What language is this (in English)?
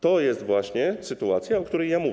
Polish